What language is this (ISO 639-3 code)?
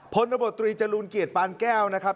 tha